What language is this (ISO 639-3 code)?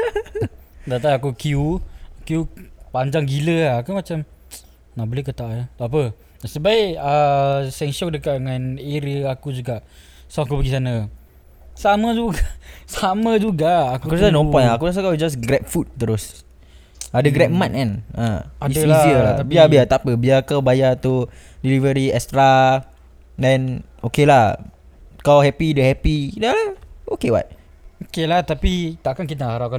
msa